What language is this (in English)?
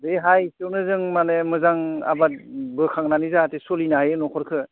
Bodo